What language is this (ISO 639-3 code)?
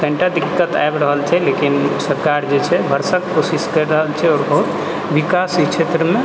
mai